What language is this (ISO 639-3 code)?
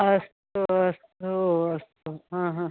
san